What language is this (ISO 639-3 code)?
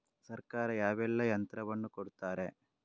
kan